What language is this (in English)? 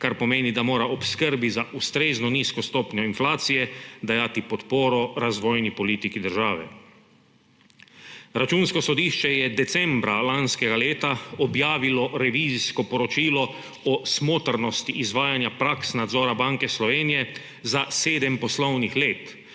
Slovenian